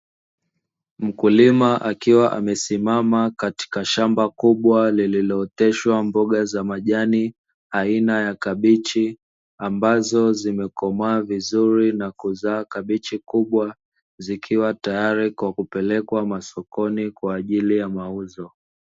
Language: Swahili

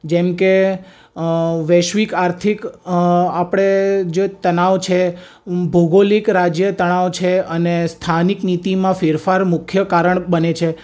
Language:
Gujarati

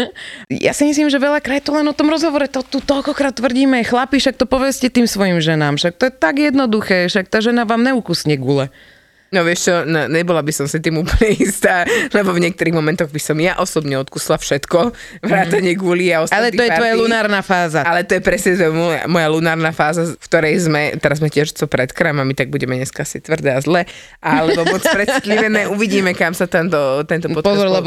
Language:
Slovak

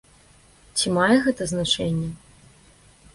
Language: Belarusian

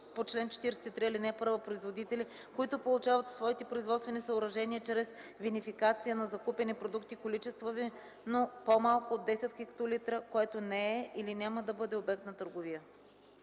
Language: Bulgarian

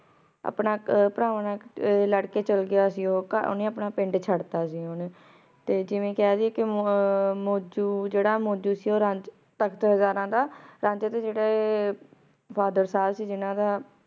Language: Punjabi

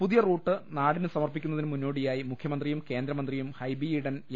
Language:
Malayalam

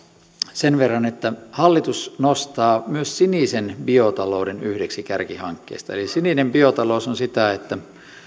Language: Finnish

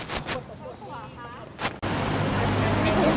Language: Thai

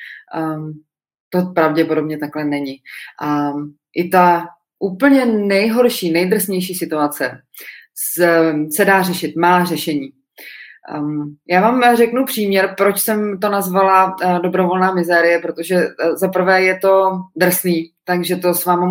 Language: Czech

